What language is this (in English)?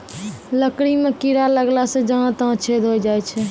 Maithili